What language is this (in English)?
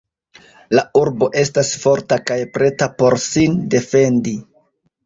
Esperanto